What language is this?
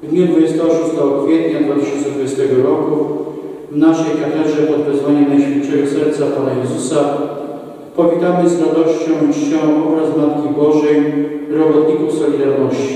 Polish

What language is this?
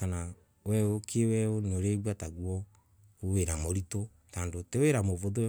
Embu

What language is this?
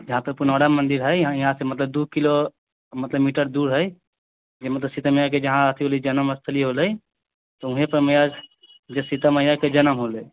Maithili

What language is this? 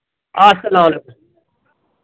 Kashmiri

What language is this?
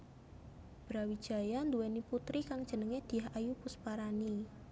Javanese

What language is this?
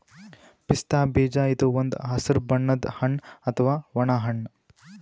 Kannada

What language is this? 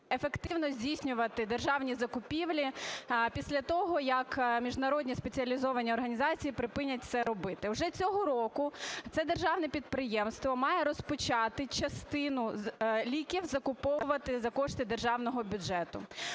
Ukrainian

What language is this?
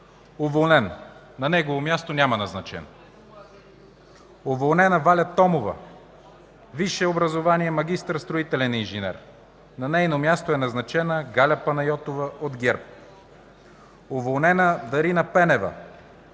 Bulgarian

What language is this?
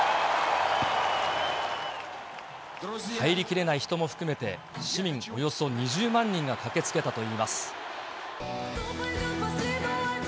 Japanese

